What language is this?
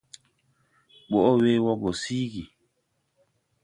Tupuri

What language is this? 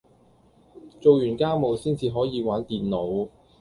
Cantonese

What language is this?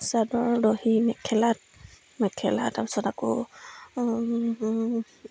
Assamese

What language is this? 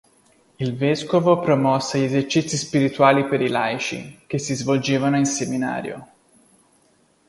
Italian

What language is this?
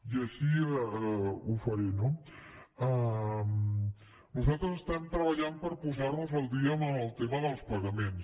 Catalan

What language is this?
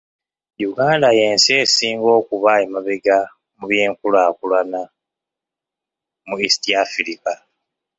Ganda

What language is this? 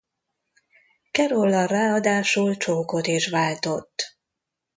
Hungarian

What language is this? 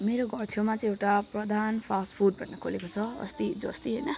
Nepali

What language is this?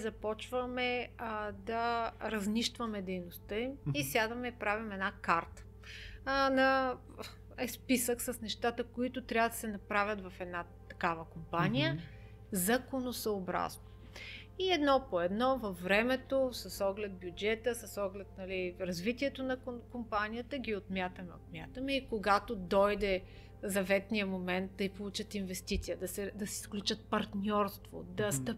Bulgarian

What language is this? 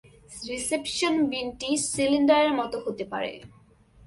Bangla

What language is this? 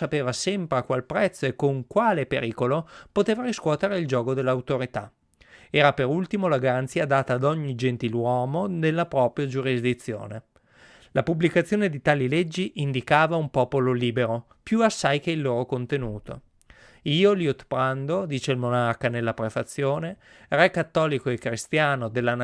Italian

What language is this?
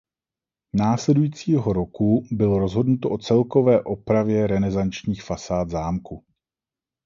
Czech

